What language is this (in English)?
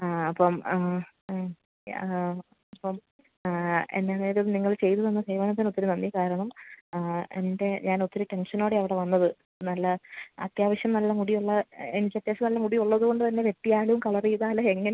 Malayalam